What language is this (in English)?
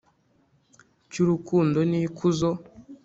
Kinyarwanda